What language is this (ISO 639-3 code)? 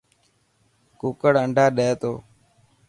mki